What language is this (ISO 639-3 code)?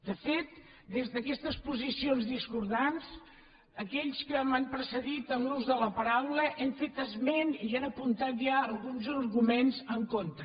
cat